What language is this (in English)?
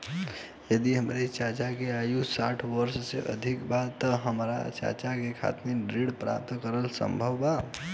Bhojpuri